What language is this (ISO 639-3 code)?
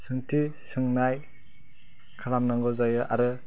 brx